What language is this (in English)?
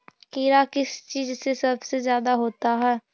Magahi